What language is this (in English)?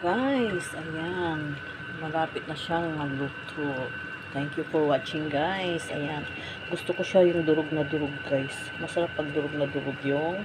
Filipino